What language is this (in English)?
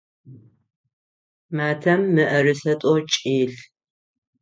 Adyghe